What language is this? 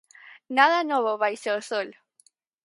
Galician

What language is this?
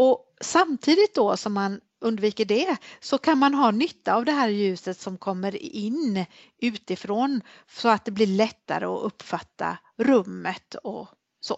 Swedish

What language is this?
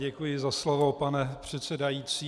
Czech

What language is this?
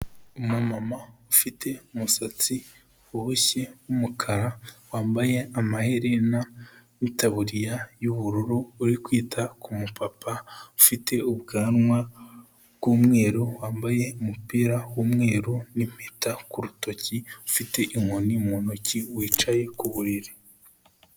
Kinyarwanda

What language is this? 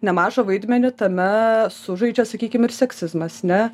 Lithuanian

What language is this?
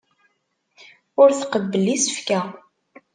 Kabyle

